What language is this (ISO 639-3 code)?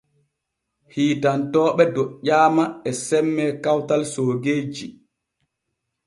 fue